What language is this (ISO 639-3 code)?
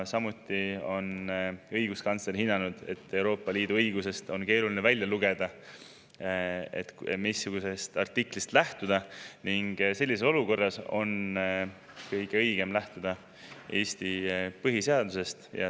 est